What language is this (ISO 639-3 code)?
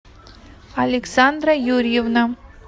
rus